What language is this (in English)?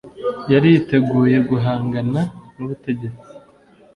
Kinyarwanda